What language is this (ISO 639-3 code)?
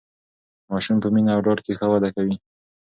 pus